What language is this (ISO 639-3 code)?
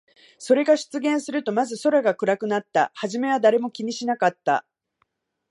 jpn